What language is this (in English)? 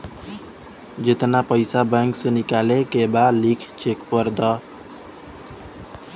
Bhojpuri